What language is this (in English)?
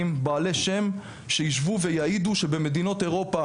Hebrew